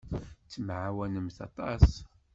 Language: Kabyle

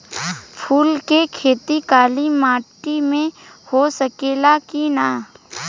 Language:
Bhojpuri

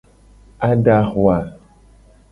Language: Gen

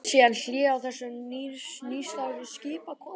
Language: Icelandic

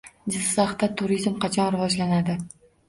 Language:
Uzbek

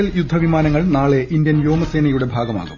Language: Malayalam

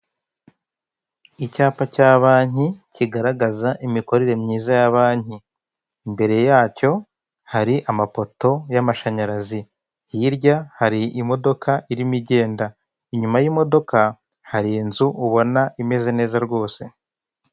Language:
Kinyarwanda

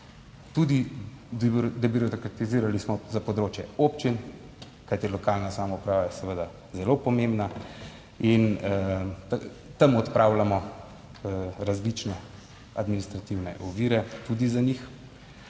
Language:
Slovenian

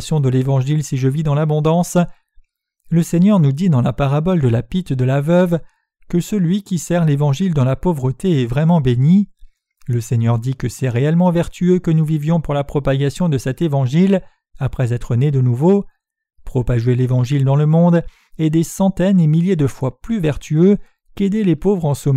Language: French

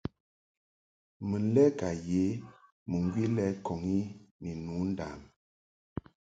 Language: Mungaka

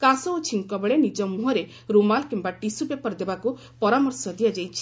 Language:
Odia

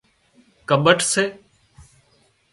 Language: Wadiyara Koli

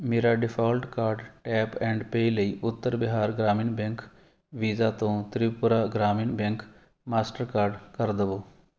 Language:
Punjabi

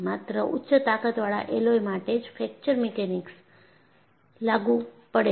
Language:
Gujarati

